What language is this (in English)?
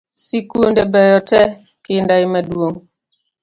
Luo (Kenya and Tanzania)